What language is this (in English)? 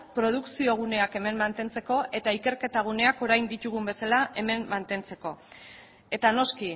Basque